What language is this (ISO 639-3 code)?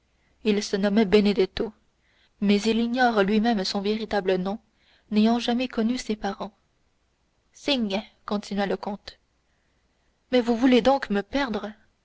fra